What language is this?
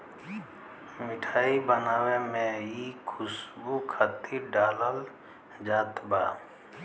Bhojpuri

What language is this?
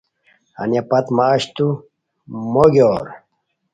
Khowar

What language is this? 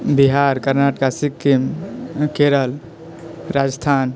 Maithili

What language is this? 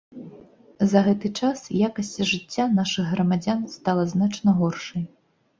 Belarusian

